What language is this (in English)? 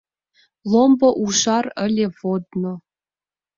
Mari